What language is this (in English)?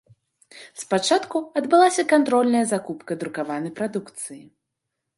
Belarusian